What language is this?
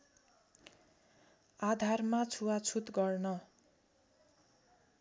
Nepali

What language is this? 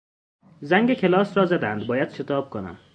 Persian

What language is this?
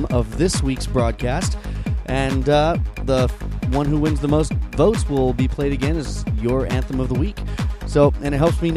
English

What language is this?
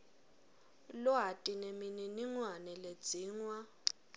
Swati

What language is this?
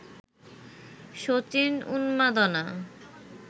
Bangla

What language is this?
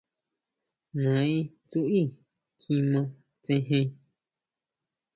Huautla Mazatec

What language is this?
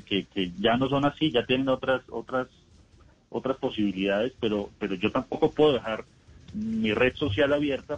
Spanish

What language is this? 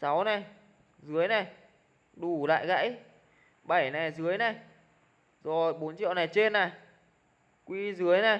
Vietnamese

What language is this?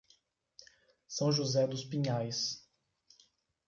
Portuguese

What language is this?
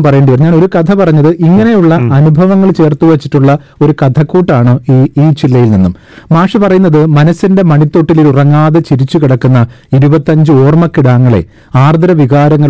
Malayalam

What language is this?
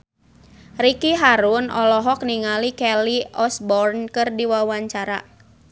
Sundanese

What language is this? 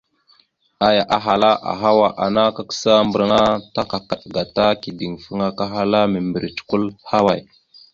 Mada (Cameroon)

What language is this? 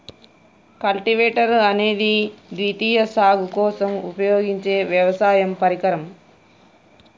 Telugu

